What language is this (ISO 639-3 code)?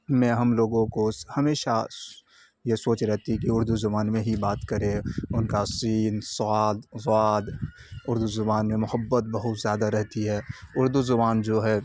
urd